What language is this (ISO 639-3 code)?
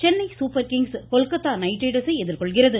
tam